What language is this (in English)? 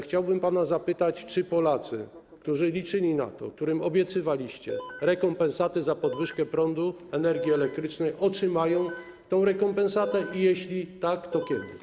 Polish